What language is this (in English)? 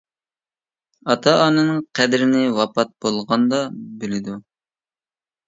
Uyghur